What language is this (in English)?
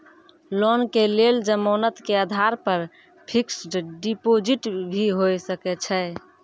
Maithili